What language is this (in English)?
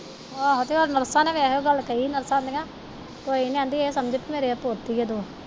Punjabi